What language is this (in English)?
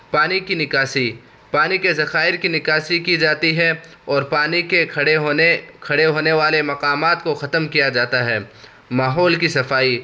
Urdu